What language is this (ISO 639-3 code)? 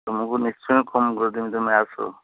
ori